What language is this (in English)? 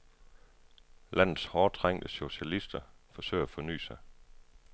Danish